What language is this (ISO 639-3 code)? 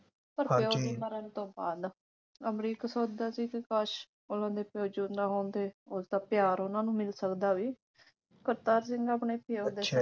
pan